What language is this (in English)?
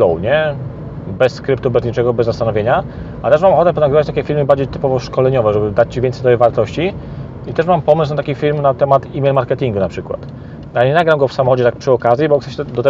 Polish